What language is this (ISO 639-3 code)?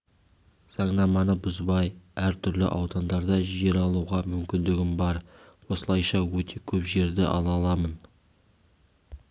kaz